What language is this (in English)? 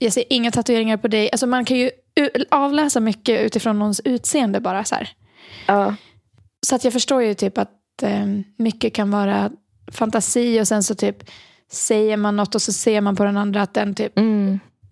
Swedish